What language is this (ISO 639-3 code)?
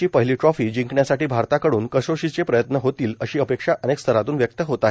mar